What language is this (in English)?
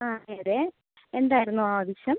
Malayalam